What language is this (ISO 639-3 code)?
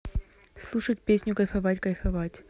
rus